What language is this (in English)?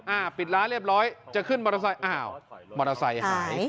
Thai